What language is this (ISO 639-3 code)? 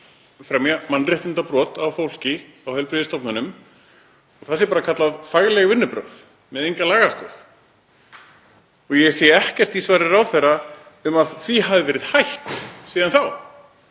isl